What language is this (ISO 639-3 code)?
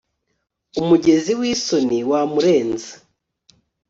kin